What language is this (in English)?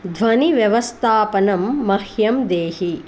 Sanskrit